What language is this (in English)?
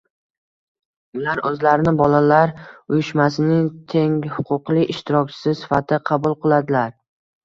Uzbek